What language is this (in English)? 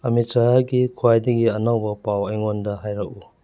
Manipuri